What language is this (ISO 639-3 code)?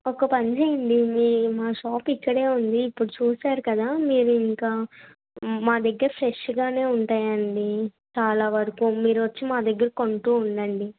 tel